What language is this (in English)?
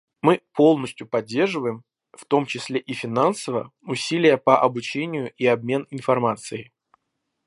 Russian